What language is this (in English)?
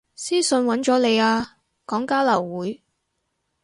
Cantonese